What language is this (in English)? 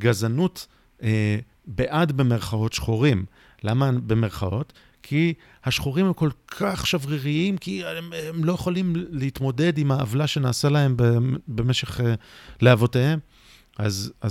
Hebrew